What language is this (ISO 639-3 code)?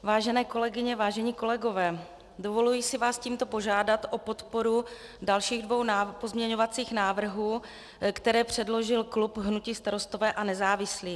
ces